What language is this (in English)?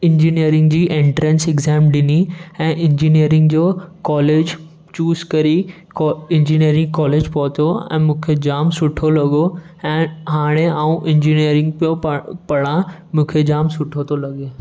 Sindhi